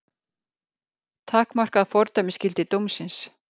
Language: Icelandic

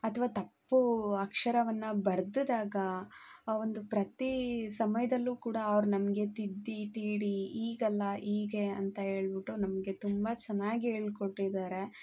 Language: Kannada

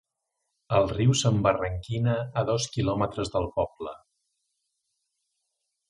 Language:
Catalan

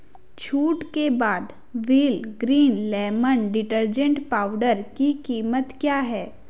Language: Hindi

